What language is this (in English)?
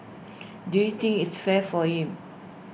English